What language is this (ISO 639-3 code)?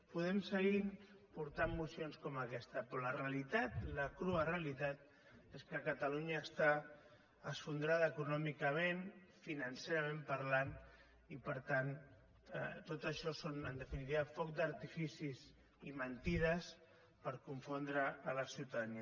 cat